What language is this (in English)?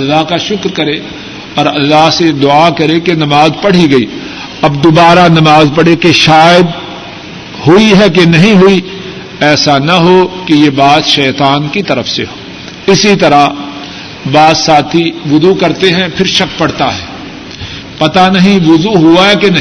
Urdu